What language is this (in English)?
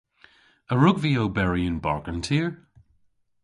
Cornish